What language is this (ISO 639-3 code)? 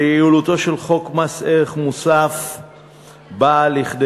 heb